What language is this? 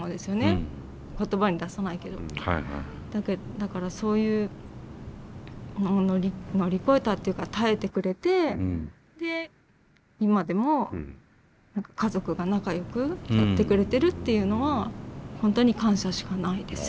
Japanese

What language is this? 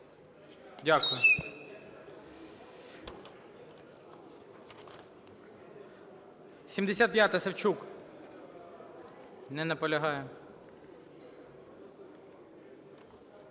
Ukrainian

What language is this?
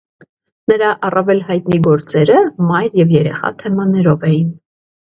Armenian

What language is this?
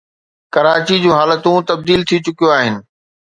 Sindhi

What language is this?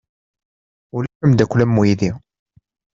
Kabyle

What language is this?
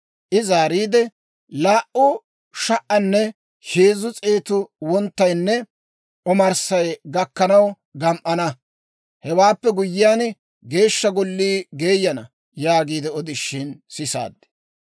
Dawro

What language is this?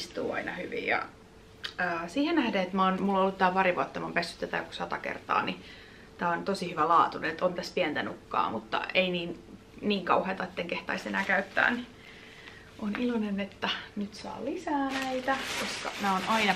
Finnish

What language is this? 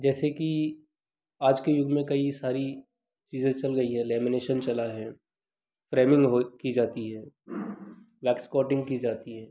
Hindi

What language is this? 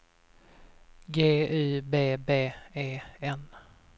Swedish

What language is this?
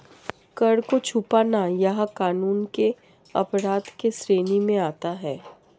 Hindi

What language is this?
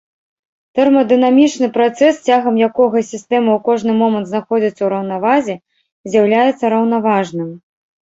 Belarusian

